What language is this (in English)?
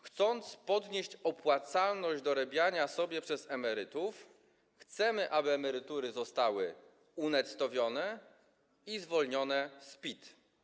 Polish